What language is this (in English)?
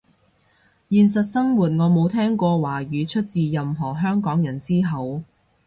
Cantonese